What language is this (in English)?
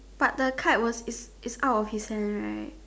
English